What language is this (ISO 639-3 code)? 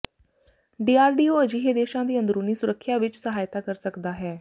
pan